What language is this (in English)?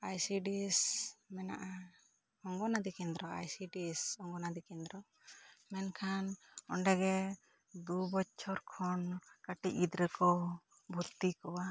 Santali